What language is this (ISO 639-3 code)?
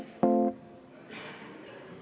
est